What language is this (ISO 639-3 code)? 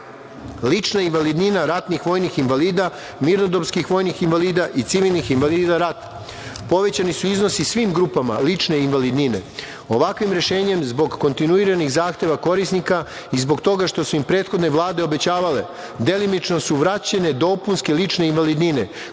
srp